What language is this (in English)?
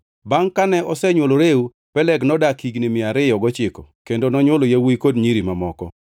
Luo (Kenya and Tanzania)